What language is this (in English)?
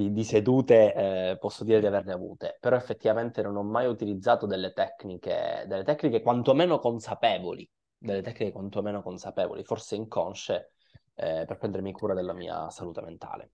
Italian